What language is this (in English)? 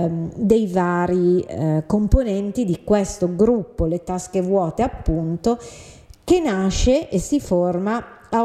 Italian